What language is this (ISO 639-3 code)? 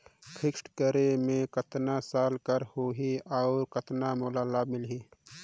hne